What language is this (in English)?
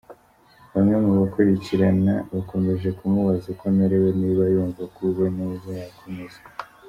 Kinyarwanda